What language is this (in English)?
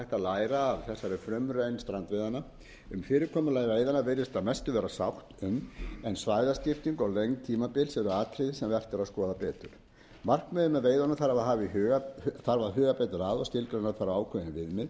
Icelandic